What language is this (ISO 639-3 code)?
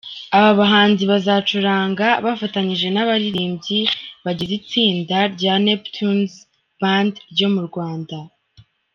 kin